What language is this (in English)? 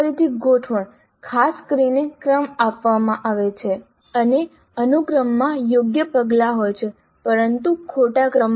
Gujarati